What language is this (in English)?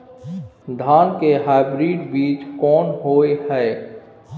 Maithili